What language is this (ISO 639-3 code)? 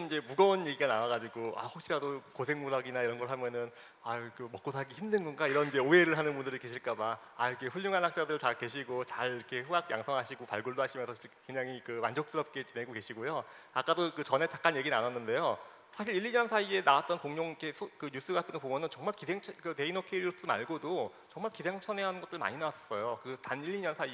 kor